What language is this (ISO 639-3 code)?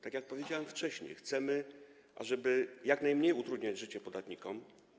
pol